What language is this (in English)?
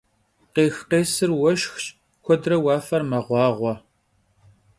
Kabardian